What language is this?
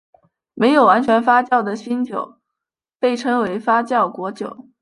Chinese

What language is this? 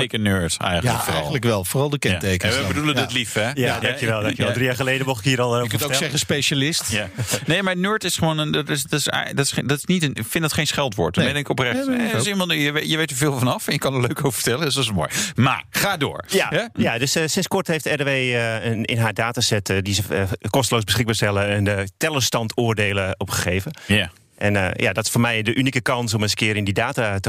Dutch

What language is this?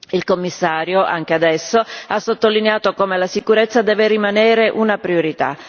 Italian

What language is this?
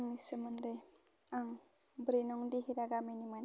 Bodo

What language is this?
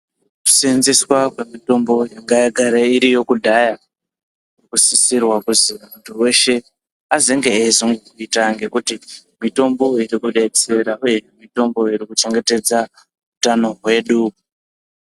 Ndau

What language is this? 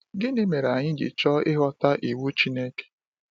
Igbo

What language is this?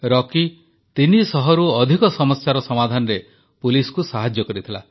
Odia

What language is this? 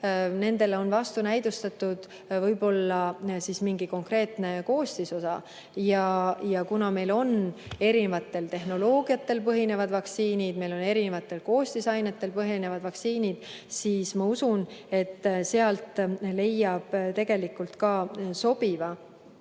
Estonian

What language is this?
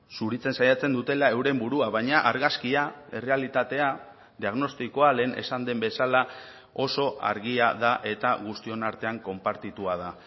Basque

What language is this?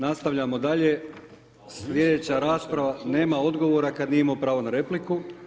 Croatian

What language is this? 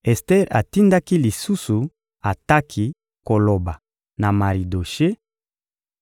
Lingala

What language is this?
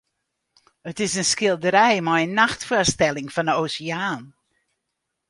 Western Frisian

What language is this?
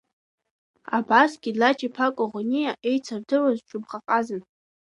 Abkhazian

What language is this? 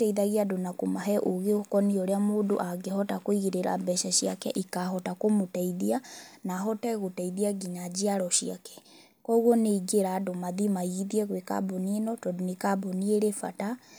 Kikuyu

